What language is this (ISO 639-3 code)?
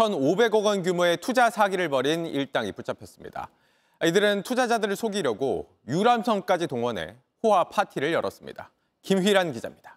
kor